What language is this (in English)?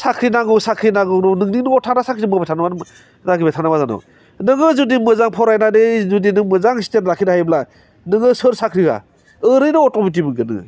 Bodo